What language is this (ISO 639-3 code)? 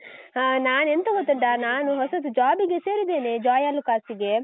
kan